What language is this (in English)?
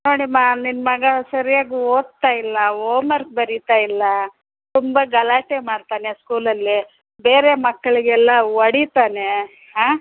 Kannada